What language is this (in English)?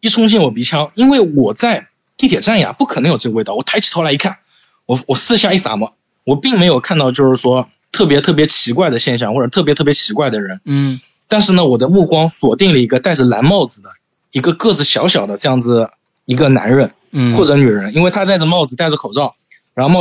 Chinese